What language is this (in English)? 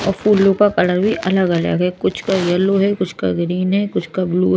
Hindi